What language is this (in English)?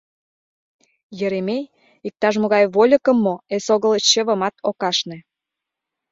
Mari